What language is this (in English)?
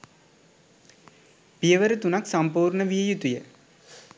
Sinhala